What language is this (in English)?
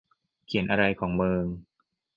Thai